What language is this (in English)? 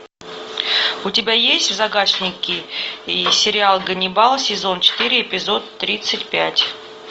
Russian